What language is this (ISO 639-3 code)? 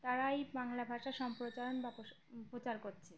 ben